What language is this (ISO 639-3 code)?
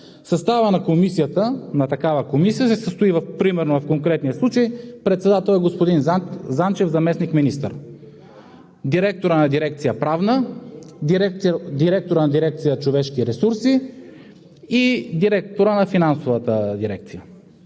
bul